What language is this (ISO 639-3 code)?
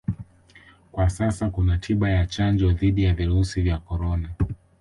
swa